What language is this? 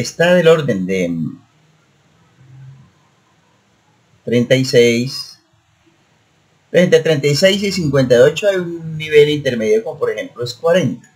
Spanish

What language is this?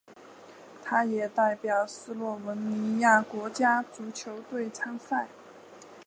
Chinese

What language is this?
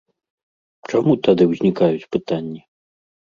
Belarusian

